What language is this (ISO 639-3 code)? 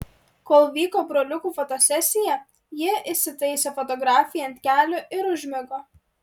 lit